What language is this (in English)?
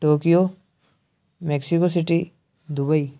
Urdu